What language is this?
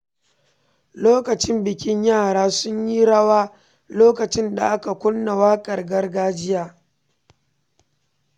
Hausa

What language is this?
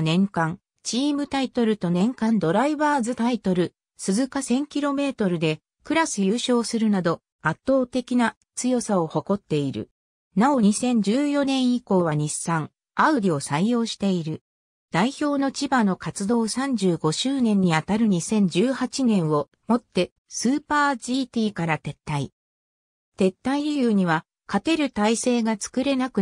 Japanese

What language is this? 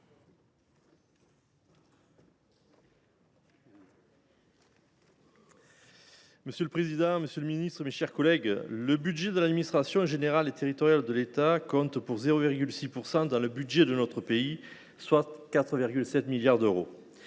French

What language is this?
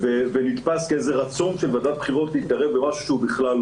Hebrew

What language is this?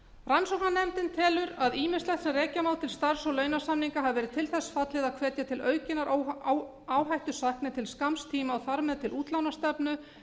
Icelandic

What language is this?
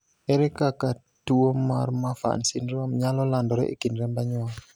Luo (Kenya and Tanzania)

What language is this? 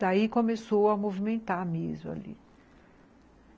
Portuguese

